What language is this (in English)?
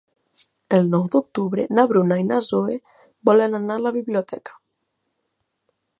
Catalan